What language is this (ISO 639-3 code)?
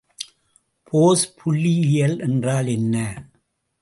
tam